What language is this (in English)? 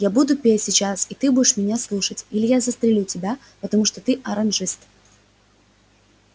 Russian